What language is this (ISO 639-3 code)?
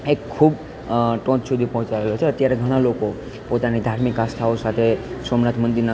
guj